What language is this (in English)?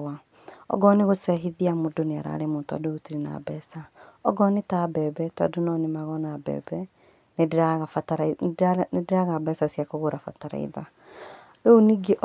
Kikuyu